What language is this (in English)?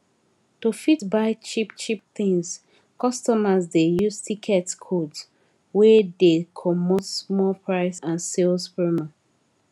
Nigerian Pidgin